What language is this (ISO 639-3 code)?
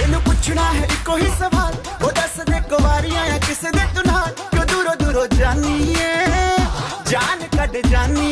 nld